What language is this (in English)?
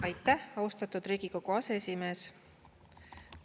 Estonian